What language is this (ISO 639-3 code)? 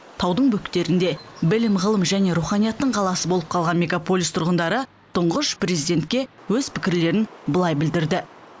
kaz